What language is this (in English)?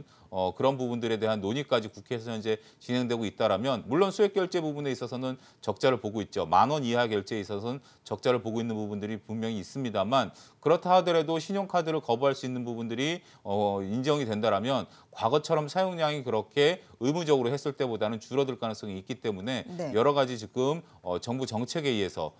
Korean